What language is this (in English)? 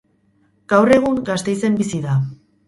Basque